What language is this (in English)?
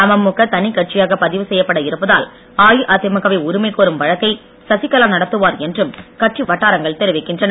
Tamil